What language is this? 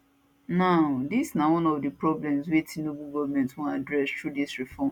Nigerian Pidgin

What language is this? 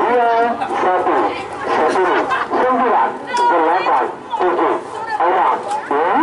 Indonesian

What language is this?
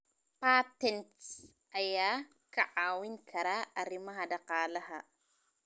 Somali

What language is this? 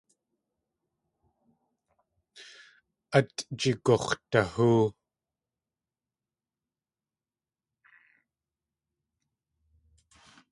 Tlingit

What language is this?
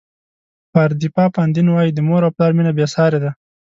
Pashto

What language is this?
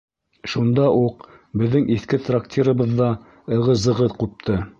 Bashkir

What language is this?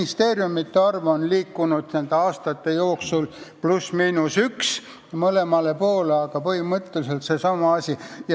Estonian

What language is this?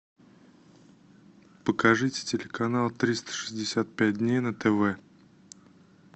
Russian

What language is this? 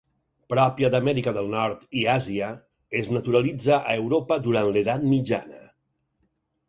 Catalan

